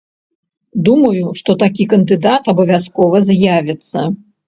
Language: Belarusian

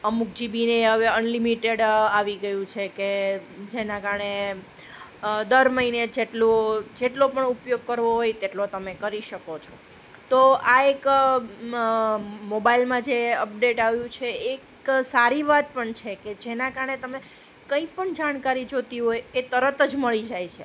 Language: Gujarati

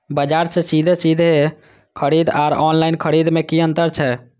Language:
Maithili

